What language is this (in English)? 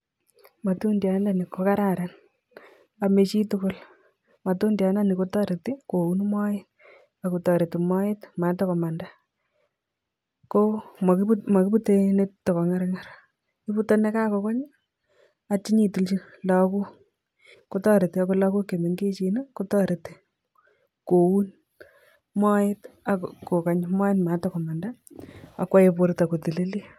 Kalenjin